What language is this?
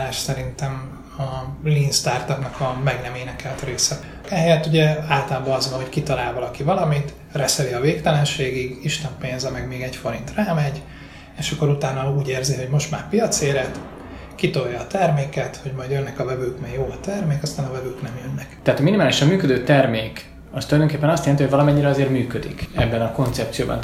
Hungarian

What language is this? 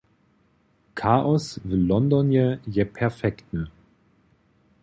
Upper Sorbian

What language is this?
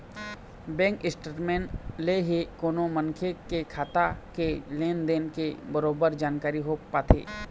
Chhattisgarhi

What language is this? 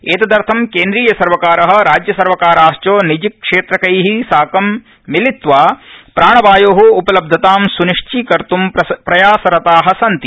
Sanskrit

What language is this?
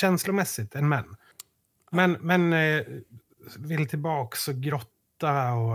Swedish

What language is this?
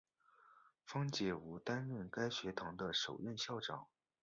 Chinese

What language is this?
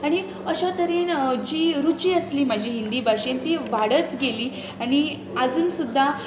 Konkani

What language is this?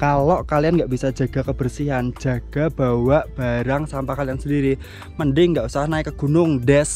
Indonesian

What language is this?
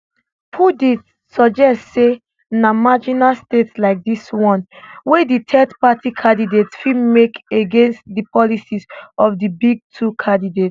Nigerian Pidgin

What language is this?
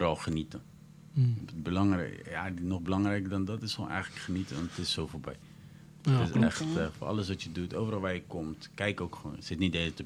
Dutch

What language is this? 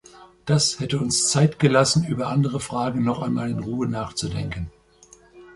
German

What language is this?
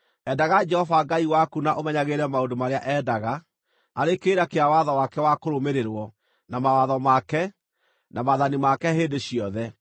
Kikuyu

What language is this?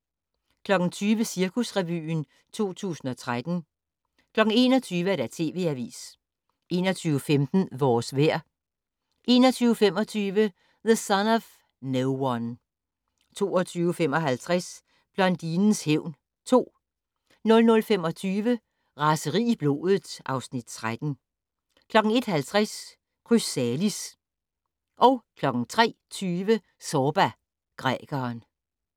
Danish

